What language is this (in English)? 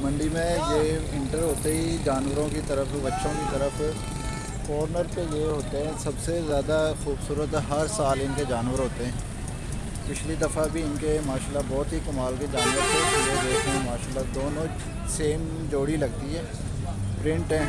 Hindi